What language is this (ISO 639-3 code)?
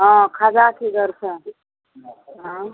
mai